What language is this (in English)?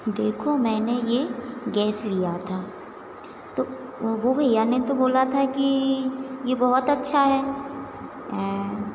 Hindi